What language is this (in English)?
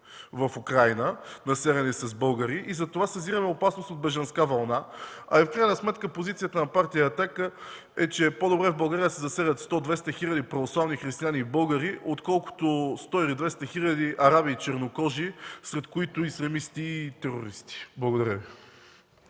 Bulgarian